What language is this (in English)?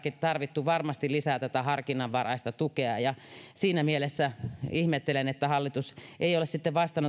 Finnish